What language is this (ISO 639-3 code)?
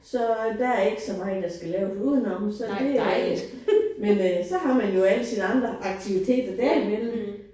dan